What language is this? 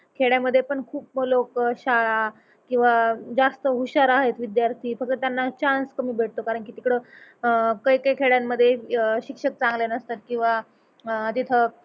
Marathi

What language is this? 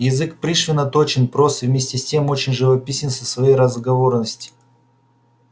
Russian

